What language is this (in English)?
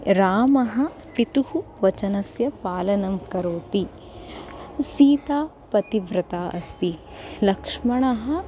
Sanskrit